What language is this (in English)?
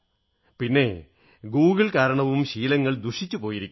Malayalam